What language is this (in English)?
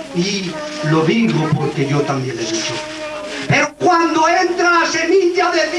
Spanish